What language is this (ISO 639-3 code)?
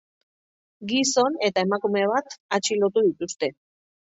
eus